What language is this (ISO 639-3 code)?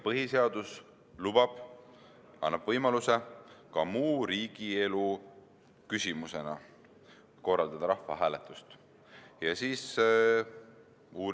est